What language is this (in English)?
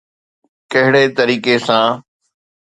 Sindhi